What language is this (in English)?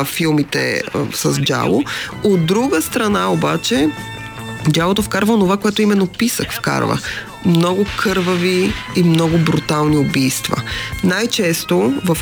Bulgarian